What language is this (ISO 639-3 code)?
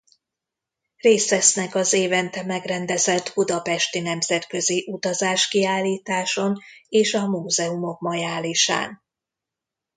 hun